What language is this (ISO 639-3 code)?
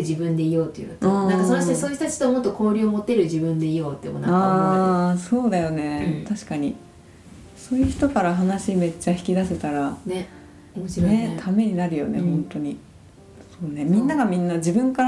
jpn